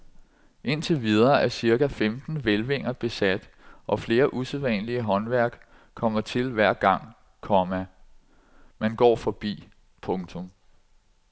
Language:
Danish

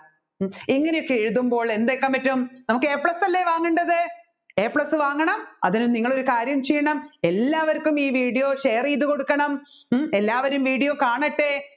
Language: Malayalam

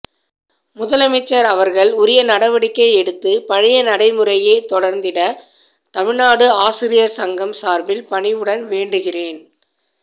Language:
Tamil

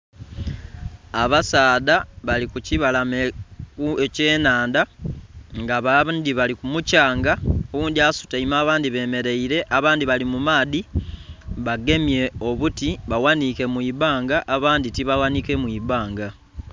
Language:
Soga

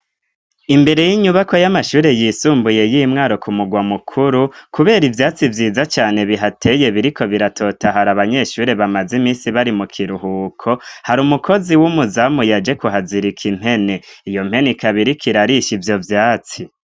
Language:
Rundi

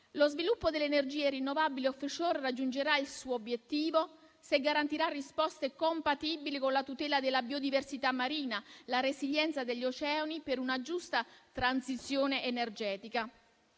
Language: Italian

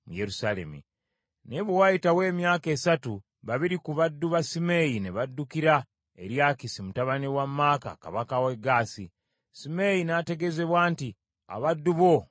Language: Ganda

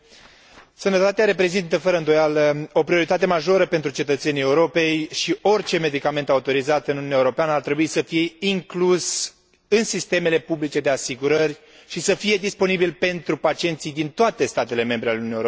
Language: Romanian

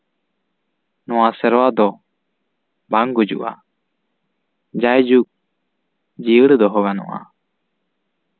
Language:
Santali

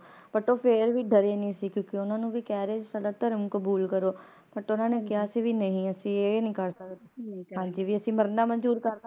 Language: Punjabi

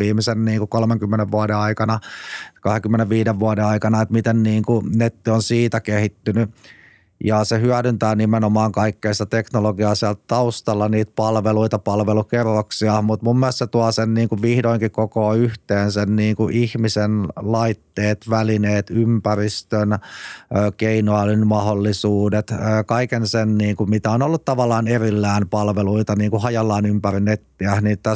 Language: Finnish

